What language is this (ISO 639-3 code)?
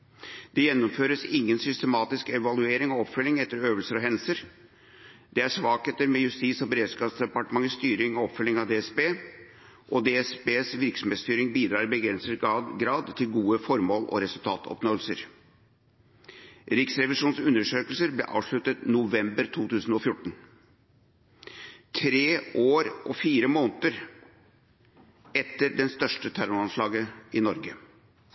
nob